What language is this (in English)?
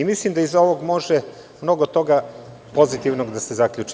Serbian